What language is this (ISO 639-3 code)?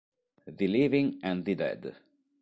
ita